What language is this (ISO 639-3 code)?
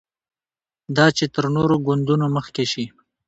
pus